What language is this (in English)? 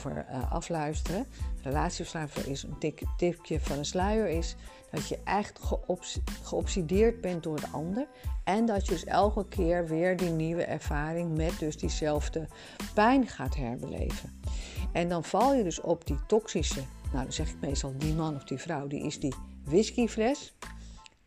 Dutch